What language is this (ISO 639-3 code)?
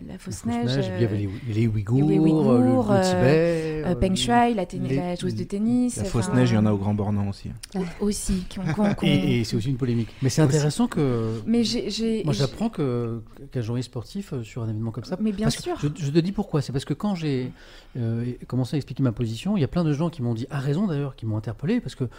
fra